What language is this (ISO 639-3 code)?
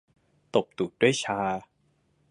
tha